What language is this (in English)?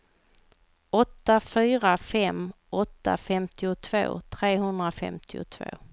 Swedish